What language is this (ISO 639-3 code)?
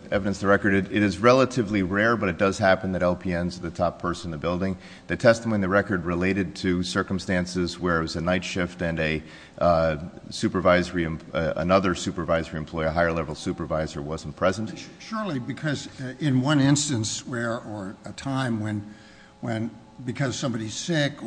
eng